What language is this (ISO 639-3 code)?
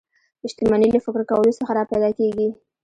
pus